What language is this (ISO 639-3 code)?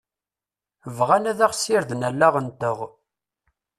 kab